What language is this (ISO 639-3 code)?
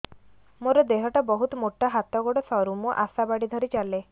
ori